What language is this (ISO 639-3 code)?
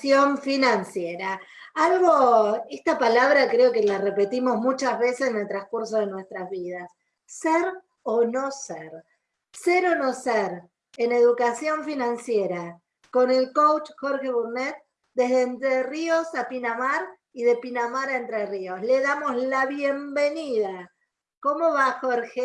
spa